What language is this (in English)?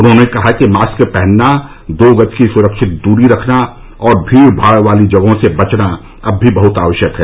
Hindi